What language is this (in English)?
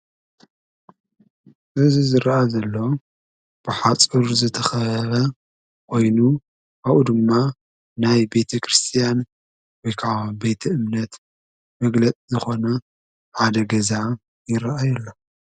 Tigrinya